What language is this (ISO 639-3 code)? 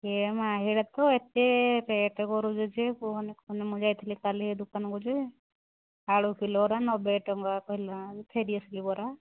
ori